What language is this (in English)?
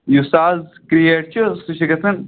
Kashmiri